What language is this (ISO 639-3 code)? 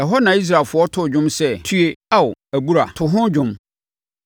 aka